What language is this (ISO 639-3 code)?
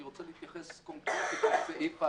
heb